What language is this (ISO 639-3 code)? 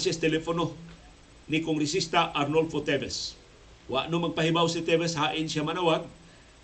fil